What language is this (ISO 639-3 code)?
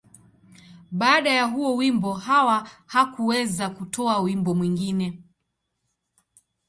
swa